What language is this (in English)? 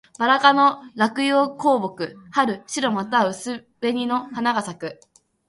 Japanese